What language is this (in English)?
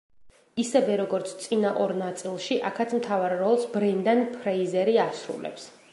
Georgian